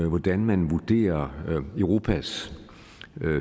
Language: Danish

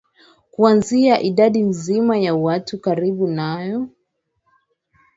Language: Swahili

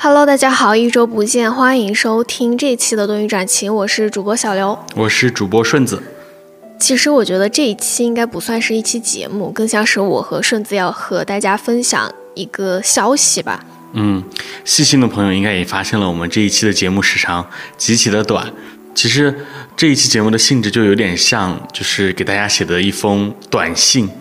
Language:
Chinese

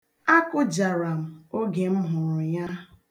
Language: Igbo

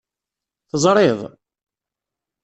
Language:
Kabyle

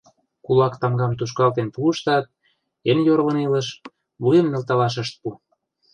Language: Mari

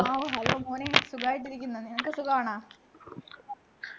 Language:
Malayalam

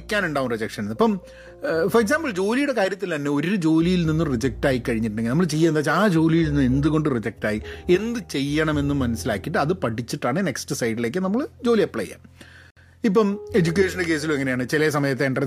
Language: Malayalam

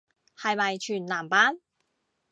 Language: Cantonese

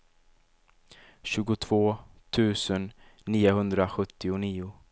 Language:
Swedish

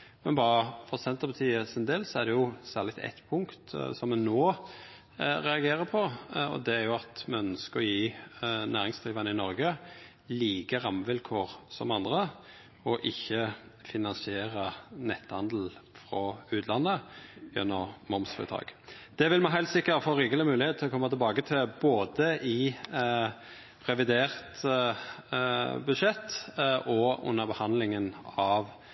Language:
Norwegian Nynorsk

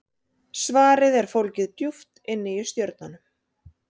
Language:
Icelandic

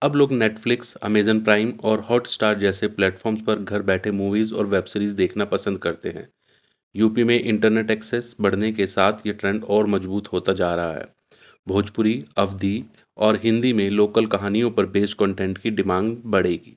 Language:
Urdu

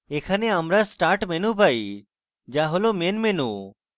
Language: Bangla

